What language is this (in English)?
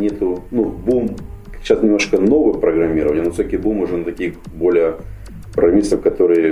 Russian